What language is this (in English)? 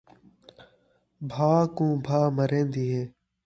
Saraiki